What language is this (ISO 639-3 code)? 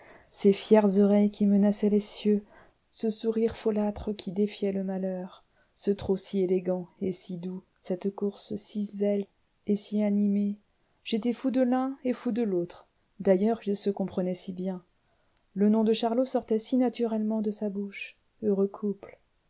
fra